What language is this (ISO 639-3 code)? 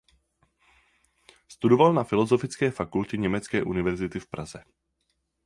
ces